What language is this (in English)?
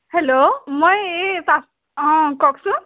Assamese